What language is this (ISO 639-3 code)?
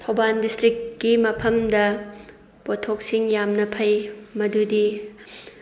mni